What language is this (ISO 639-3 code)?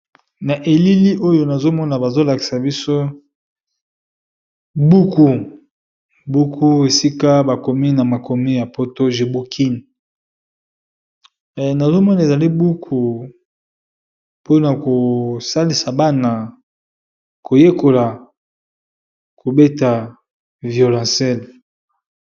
lin